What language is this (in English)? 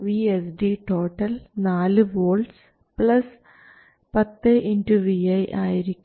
Malayalam